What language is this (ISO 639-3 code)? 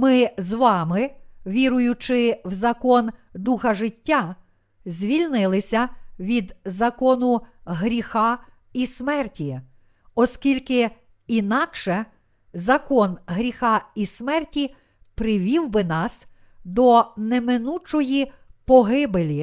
ukr